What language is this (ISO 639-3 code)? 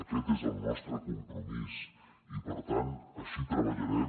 cat